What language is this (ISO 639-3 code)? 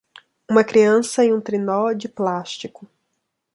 por